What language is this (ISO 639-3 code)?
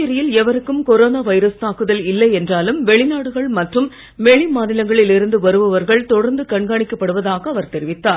tam